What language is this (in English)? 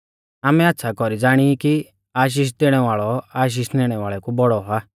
Mahasu Pahari